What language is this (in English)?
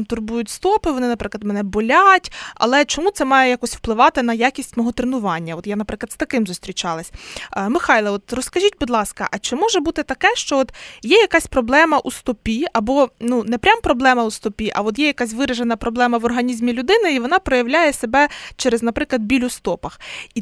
Ukrainian